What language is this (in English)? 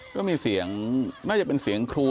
Thai